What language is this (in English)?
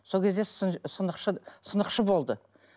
Kazakh